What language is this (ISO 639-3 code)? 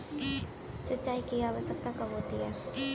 hin